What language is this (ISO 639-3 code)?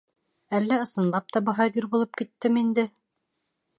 bak